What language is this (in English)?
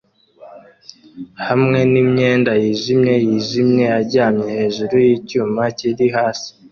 Kinyarwanda